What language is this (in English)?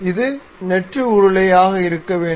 Tamil